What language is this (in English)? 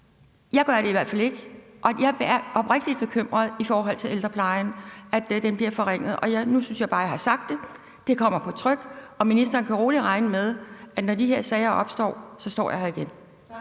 Danish